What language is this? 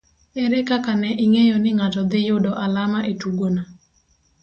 Luo (Kenya and Tanzania)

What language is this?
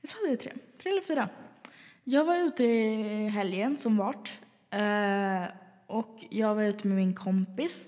Swedish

